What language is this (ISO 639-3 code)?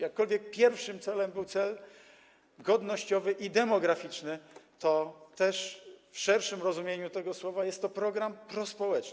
pol